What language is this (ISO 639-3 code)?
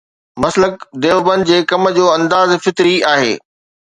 snd